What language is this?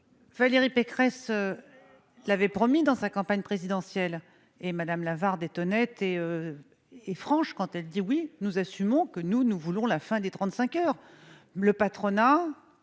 French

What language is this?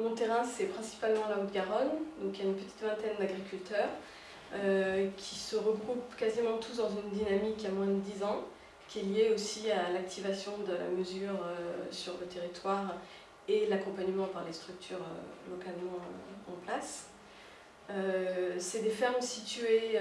French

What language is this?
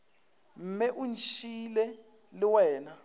Northern Sotho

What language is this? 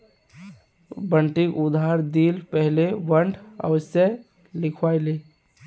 Magahi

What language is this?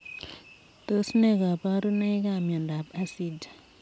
Kalenjin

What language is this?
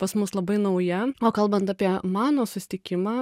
Lithuanian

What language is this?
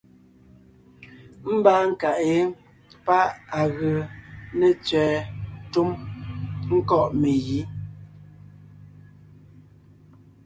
Ngiemboon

